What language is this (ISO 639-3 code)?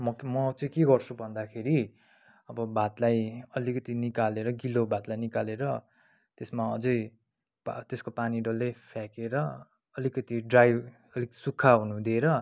nep